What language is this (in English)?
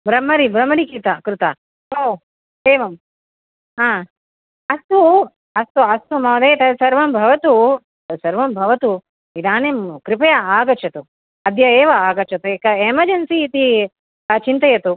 Sanskrit